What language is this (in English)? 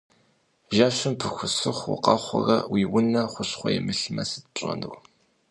Kabardian